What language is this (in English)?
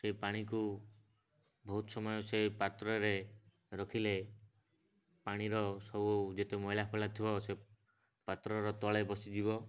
Odia